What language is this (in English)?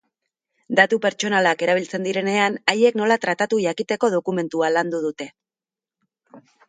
Basque